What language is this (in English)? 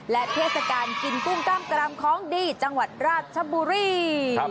Thai